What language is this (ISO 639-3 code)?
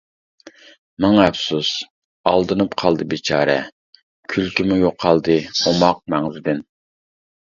uig